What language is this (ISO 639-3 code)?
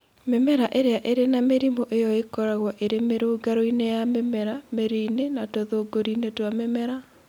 kik